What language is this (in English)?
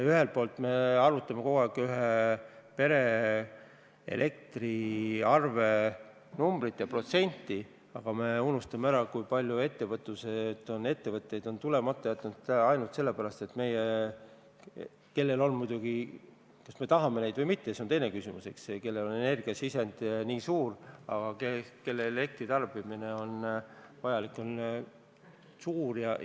Estonian